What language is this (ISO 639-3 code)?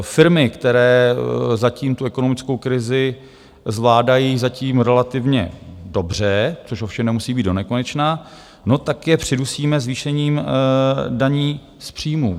ces